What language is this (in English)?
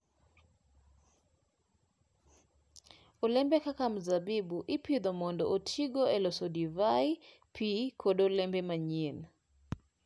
Luo (Kenya and Tanzania)